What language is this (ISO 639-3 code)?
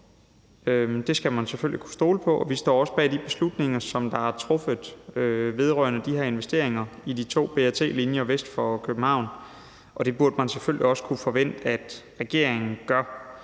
dan